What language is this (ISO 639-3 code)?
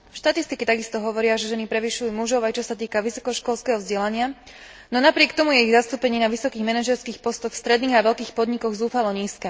slk